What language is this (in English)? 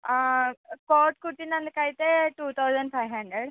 Telugu